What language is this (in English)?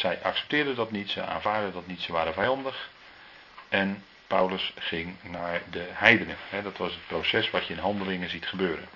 Dutch